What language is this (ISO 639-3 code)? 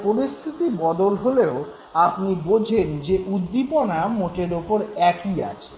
ben